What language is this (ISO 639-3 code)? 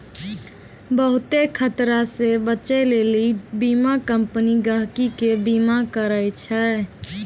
mai